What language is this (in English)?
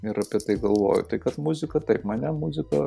Lithuanian